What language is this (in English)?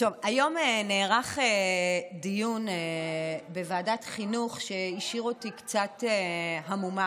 Hebrew